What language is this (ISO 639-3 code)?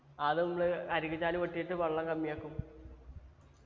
mal